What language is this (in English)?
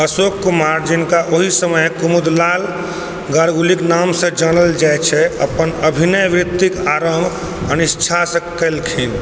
Maithili